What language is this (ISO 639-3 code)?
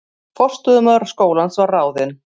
isl